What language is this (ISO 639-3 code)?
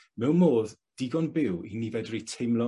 cym